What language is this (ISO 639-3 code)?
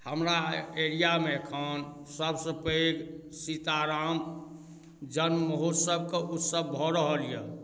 mai